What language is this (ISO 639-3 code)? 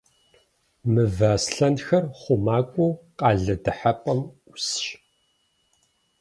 kbd